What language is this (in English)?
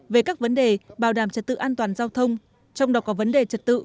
Vietnamese